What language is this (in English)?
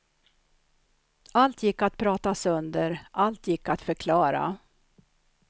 Swedish